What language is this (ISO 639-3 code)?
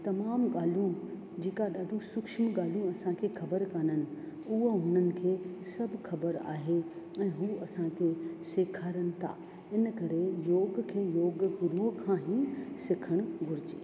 snd